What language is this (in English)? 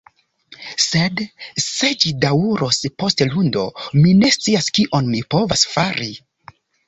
Esperanto